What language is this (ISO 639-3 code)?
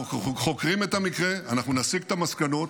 heb